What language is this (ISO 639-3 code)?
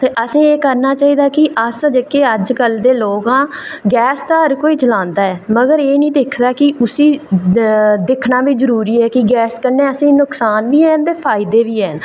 doi